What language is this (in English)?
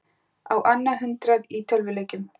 Icelandic